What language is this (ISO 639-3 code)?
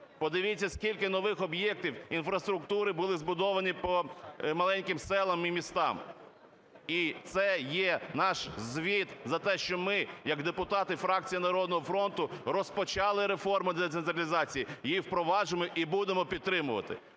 ukr